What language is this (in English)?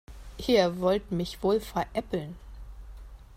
German